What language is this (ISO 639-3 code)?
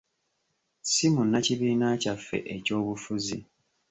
lug